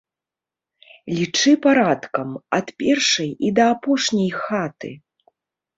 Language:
Belarusian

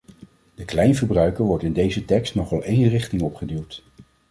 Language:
Dutch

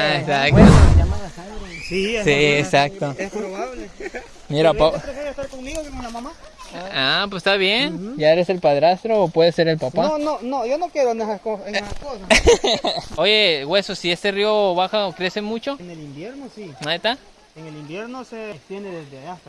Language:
Spanish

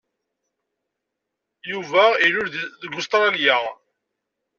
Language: Kabyle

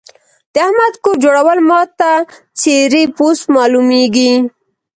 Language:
Pashto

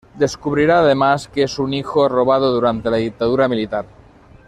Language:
Spanish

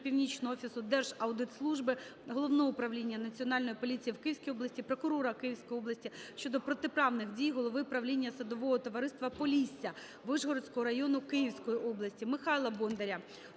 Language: Ukrainian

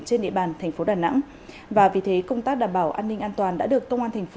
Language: Vietnamese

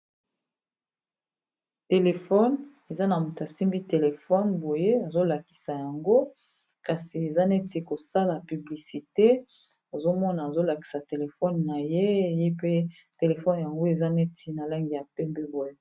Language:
Lingala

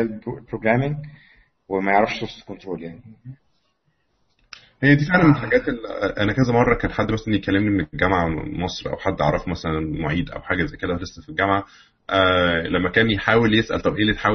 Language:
Arabic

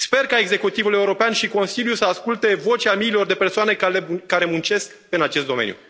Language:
Romanian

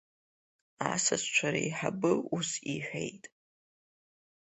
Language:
Abkhazian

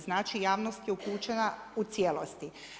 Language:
Croatian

